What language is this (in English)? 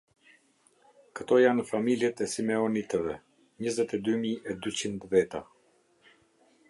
Albanian